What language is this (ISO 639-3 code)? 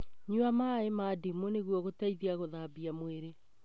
kik